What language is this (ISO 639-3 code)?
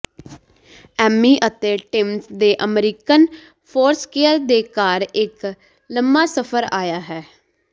pan